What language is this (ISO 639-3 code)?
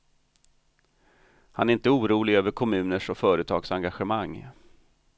swe